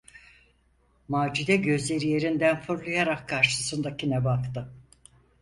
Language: Turkish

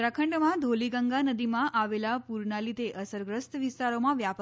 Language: Gujarati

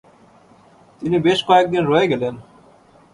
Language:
Bangla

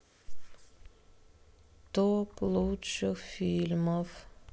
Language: Russian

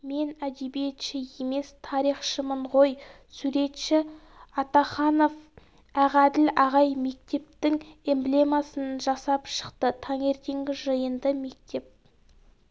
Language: Kazakh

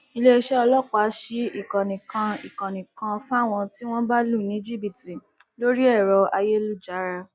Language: Yoruba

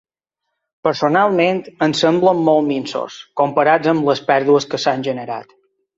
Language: Catalan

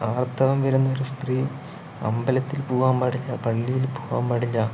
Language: Malayalam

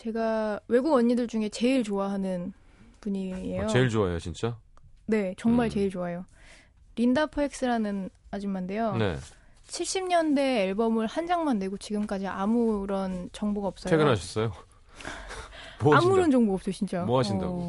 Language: Korean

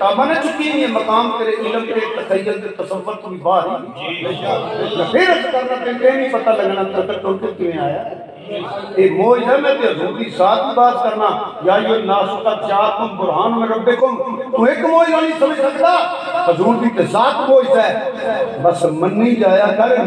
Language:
Arabic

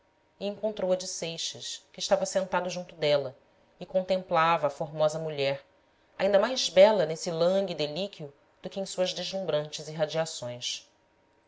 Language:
Portuguese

